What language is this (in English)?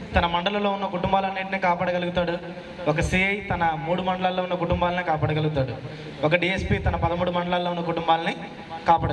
Telugu